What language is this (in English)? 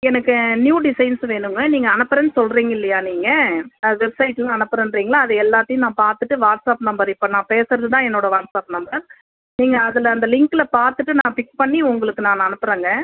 Tamil